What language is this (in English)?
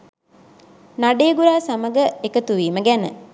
Sinhala